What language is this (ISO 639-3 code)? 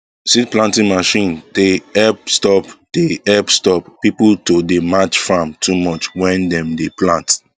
pcm